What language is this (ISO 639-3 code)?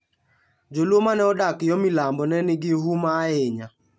luo